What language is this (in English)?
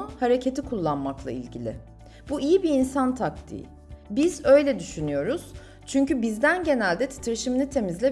Turkish